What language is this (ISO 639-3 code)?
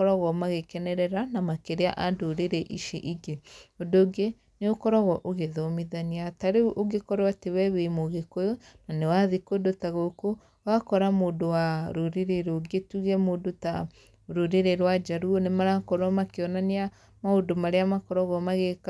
kik